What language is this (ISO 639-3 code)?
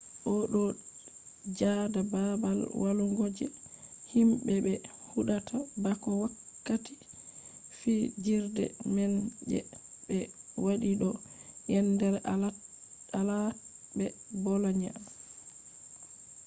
ful